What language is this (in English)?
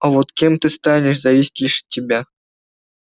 Russian